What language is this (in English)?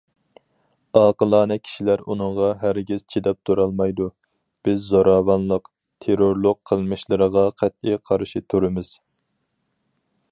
Uyghur